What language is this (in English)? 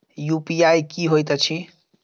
Maithili